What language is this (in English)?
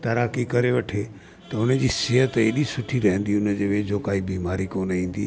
Sindhi